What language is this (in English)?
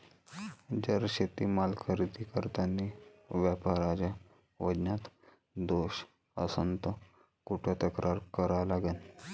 Marathi